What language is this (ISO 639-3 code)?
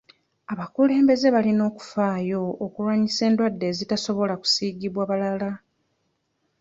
lug